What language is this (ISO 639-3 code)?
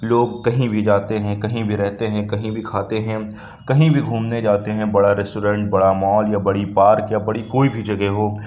urd